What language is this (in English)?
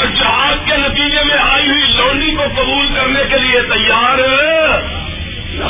Urdu